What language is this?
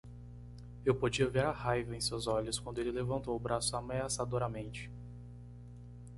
Portuguese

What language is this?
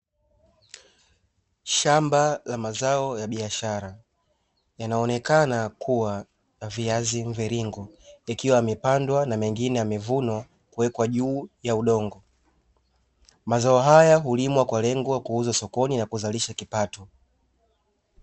Swahili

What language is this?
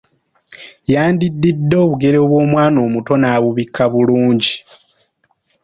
Ganda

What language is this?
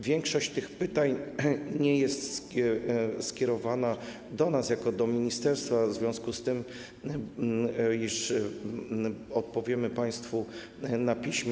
Polish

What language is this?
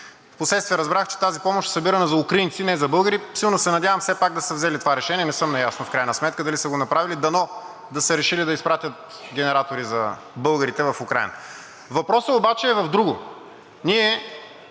Bulgarian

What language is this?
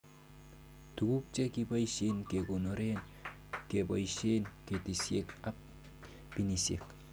Kalenjin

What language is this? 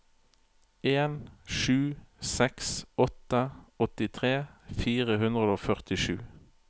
Norwegian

